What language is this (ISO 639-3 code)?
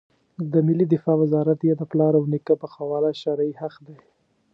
pus